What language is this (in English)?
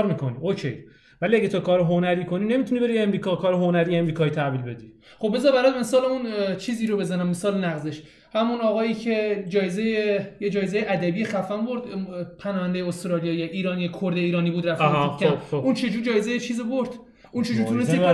Persian